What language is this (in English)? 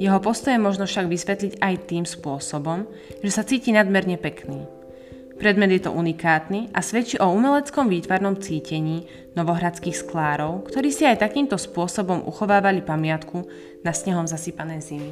Slovak